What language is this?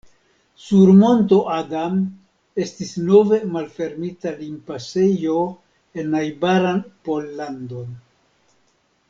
Esperanto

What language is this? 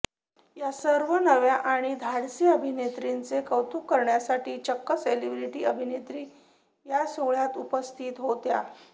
Marathi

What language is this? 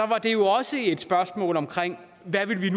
Danish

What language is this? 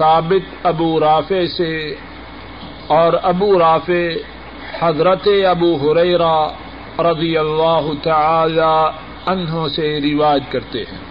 Urdu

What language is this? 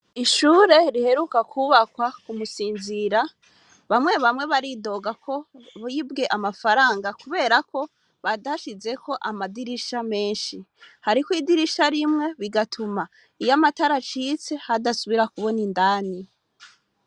Rundi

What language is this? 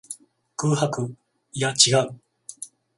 Japanese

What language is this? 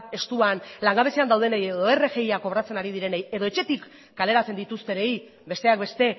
Basque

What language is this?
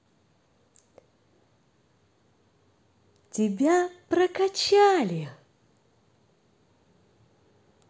Russian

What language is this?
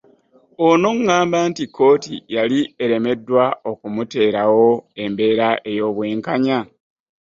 Ganda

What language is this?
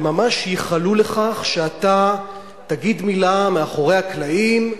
Hebrew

